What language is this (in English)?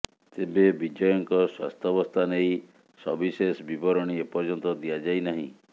Odia